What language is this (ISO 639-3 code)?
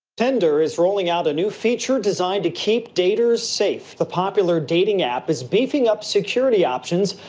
eng